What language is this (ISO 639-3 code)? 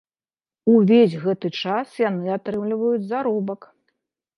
bel